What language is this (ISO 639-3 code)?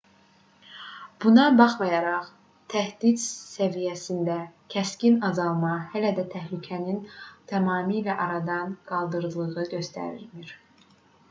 aze